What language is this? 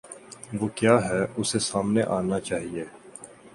Urdu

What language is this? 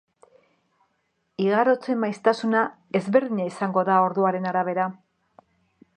Basque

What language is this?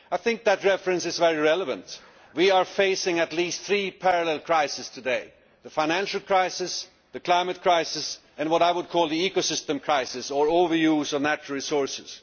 English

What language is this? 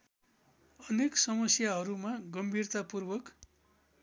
Nepali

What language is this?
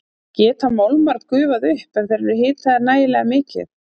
Icelandic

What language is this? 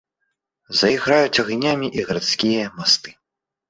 Belarusian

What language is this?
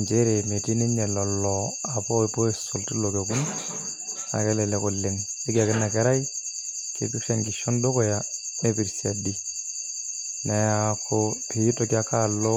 Masai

